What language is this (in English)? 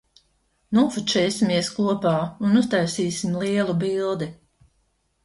Latvian